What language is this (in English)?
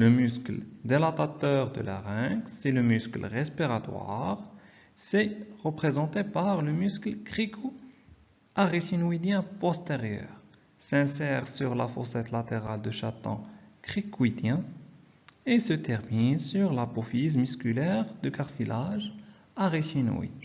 French